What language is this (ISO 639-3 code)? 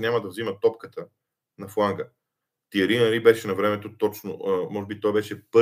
bul